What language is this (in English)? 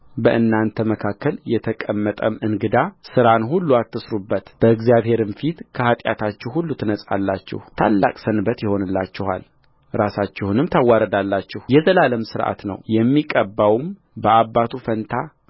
Amharic